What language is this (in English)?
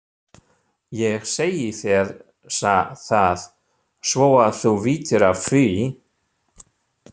Icelandic